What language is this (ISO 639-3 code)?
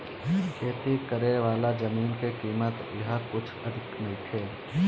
bho